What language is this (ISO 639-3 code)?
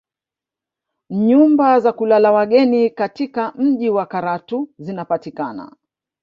swa